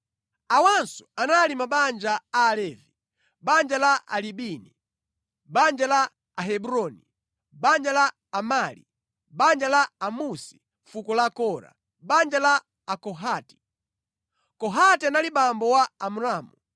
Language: Nyanja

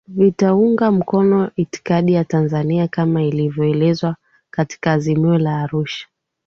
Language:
Swahili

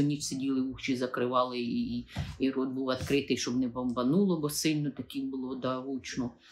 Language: Ukrainian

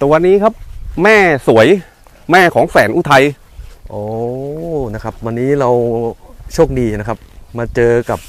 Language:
Thai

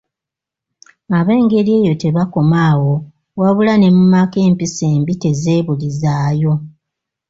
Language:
Ganda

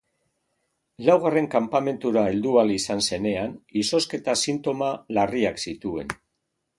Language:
Basque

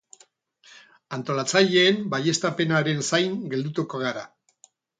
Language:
Basque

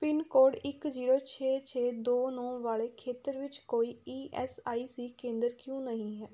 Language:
Punjabi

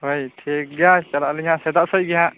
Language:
Santali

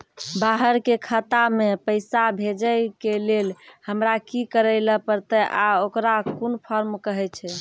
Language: Maithili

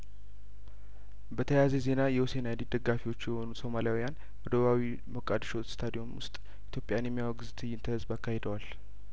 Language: Amharic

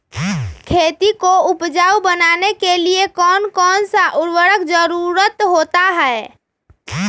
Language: Magahi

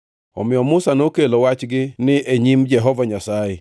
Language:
Luo (Kenya and Tanzania)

